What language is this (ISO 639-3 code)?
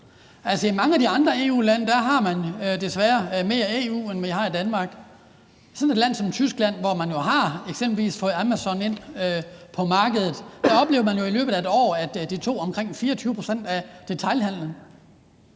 dan